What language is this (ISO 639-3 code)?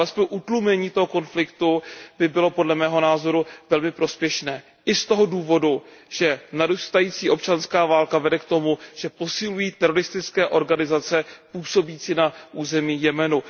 ces